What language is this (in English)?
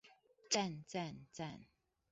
Chinese